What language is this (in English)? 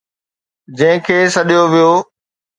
Sindhi